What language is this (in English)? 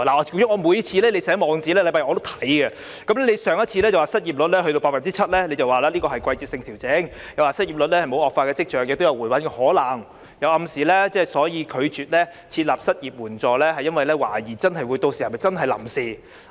Cantonese